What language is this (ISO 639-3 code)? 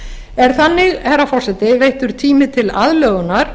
isl